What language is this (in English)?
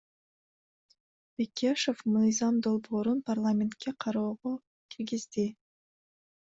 Kyrgyz